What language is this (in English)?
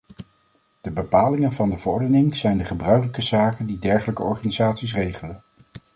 Dutch